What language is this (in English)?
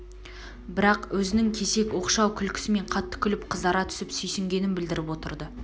Kazakh